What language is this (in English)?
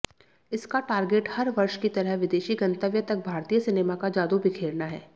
Hindi